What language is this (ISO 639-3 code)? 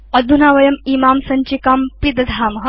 san